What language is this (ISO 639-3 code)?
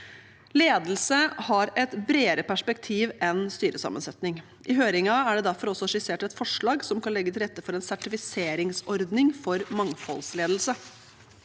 nor